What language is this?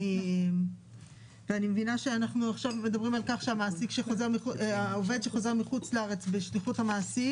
Hebrew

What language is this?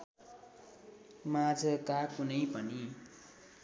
Nepali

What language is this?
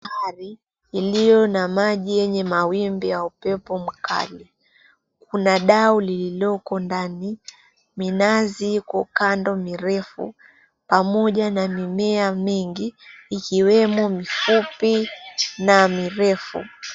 Swahili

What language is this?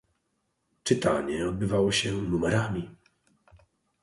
Polish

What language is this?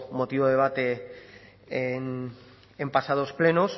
Spanish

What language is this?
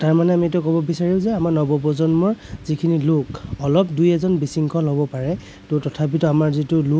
Assamese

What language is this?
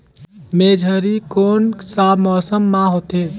Chhattisgarhi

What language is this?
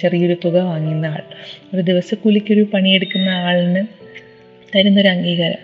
Malayalam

